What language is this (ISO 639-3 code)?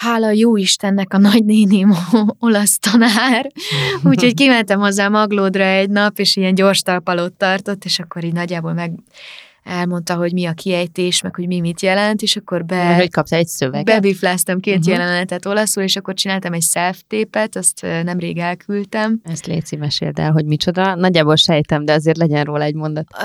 hun